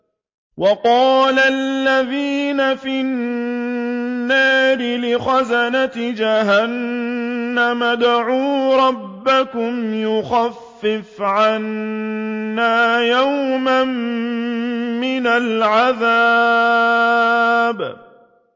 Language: Arabic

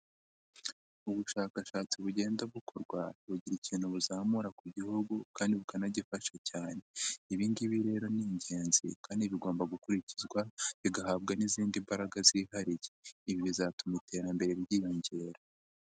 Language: Kinyarwanda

